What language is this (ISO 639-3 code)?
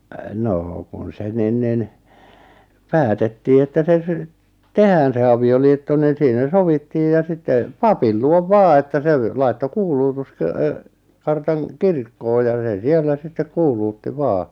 fin